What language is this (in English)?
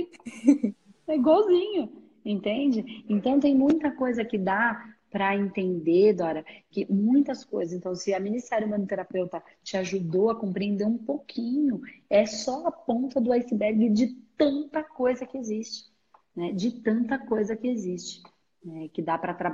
Portuguese